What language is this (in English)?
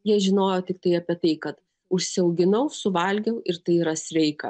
Lithuanian